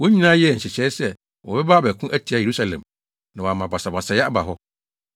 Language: Akan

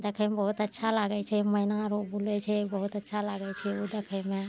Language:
Maithili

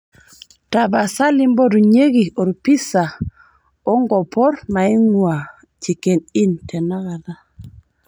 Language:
Masai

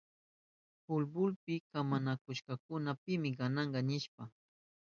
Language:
Southern Pastaza Quechua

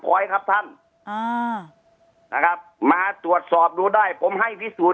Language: Thai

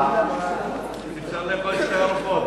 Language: Hebrew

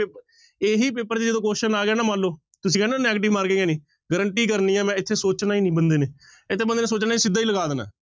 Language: Punjabi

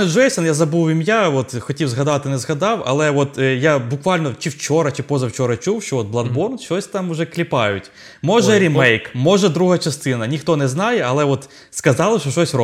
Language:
Ukrainian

